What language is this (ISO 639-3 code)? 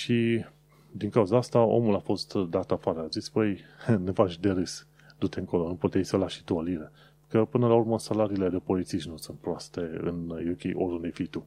ron